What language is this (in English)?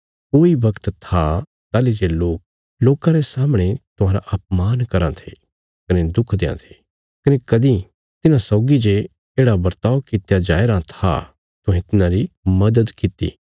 Bilaspuri